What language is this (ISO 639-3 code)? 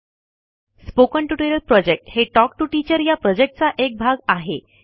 mar